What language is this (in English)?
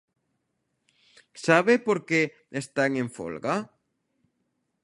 Galician